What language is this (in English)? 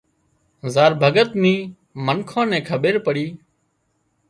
Wadiyara Koli